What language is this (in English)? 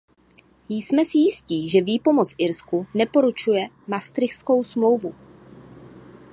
Czech